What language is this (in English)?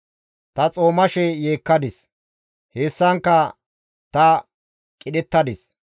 Gamo